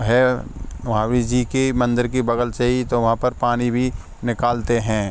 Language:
Hindi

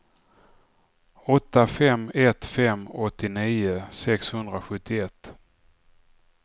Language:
Swedish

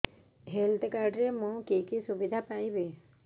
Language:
Odia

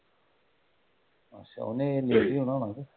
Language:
Punjabi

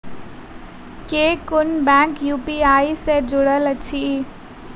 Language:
Maithili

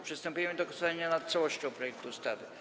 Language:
Polish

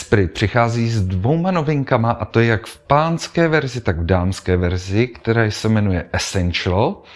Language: Czech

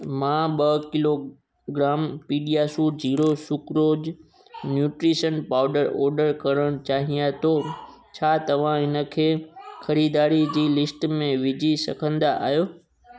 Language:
Sindhi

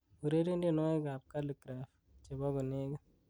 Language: Kalenjin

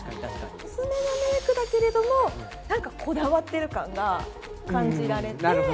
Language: Japanese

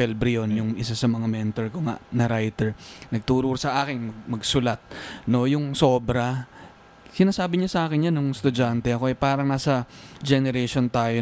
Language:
Filipino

